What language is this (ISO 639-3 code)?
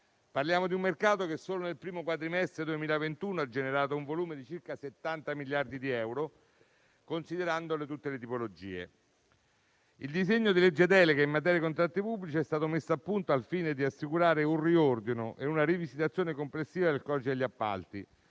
ita